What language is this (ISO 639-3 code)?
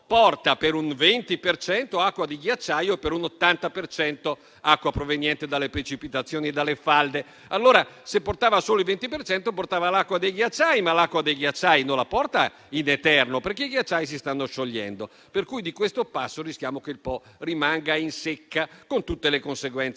ita